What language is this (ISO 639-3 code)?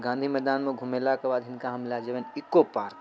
mai